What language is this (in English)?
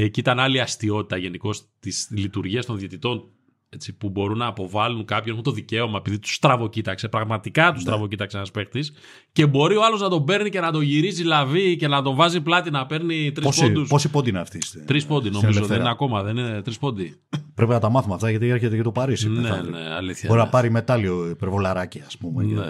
Greek